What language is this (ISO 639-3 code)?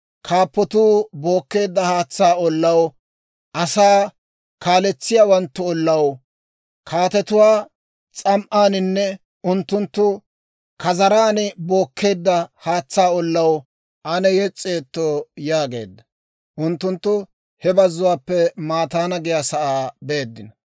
dwr